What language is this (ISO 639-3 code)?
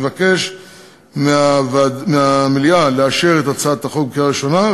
heb